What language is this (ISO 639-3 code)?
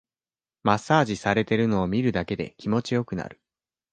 jpn